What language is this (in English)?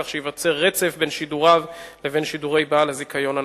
Hebrew